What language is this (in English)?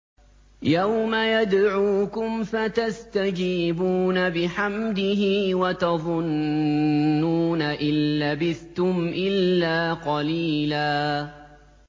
Arabic